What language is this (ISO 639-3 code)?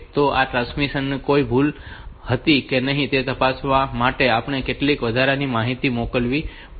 guj